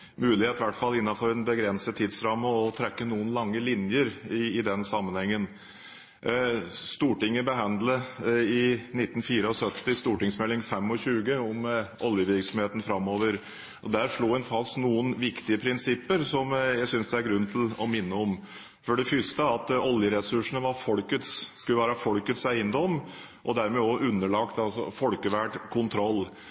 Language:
Norwegian Bokmål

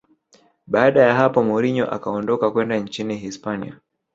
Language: Swahili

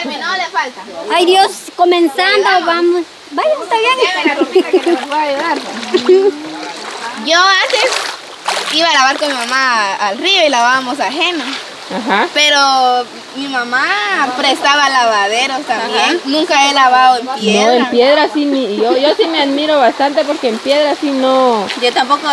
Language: Spanish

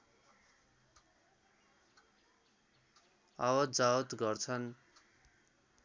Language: Nepali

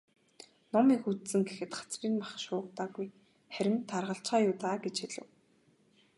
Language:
Mongolian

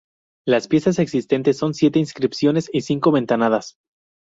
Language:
Spanish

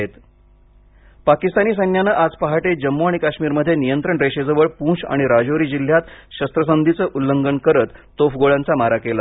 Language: Marathi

